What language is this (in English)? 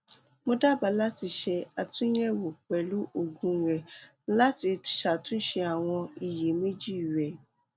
Yoruba